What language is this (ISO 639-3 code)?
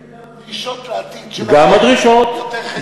heb